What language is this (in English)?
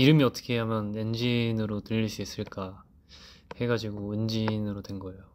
Korean